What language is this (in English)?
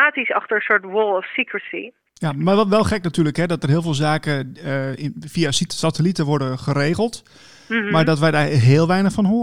Dutch